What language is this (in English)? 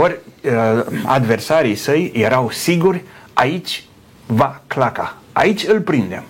Romanian